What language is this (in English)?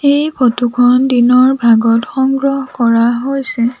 Assamese